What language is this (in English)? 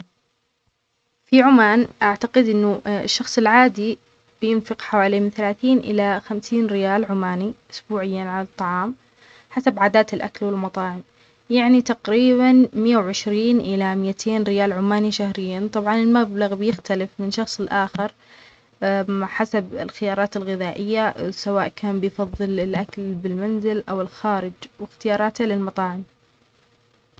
Omani Arabic